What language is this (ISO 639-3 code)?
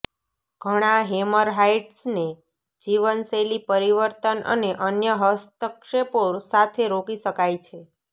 guj